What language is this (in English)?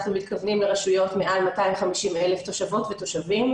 Hebrew